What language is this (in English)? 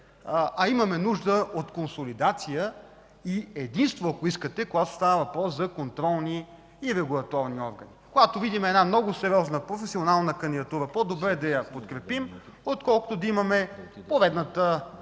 Bulgarian